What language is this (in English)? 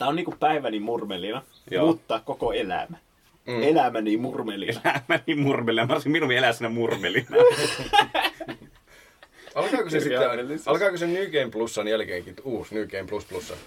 Finnish